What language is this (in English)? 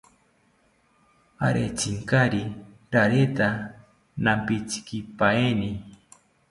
South Ucayali Ashéninka